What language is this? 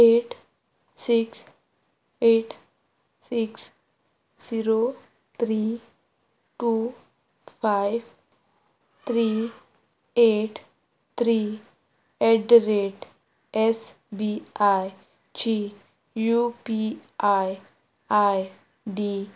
Konkani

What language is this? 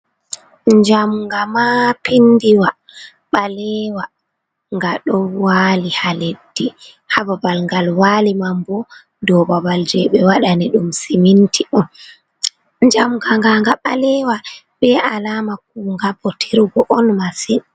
Fula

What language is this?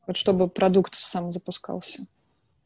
Russian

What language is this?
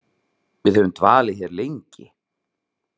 Icelandic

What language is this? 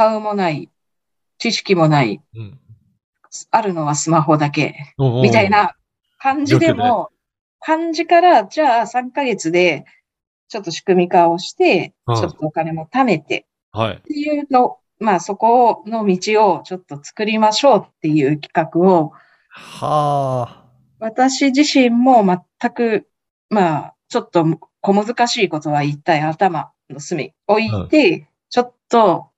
Japanese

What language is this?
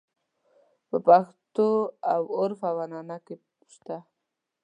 Pashto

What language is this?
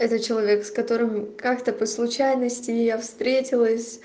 Russian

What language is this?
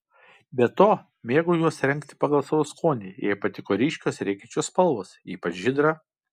Lithuanian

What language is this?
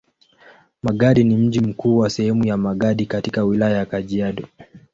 Swahili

